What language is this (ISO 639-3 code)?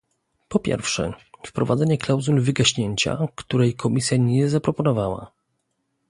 pol